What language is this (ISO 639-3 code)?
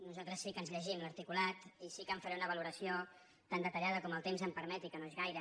cat